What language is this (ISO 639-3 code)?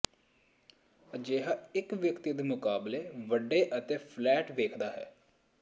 pan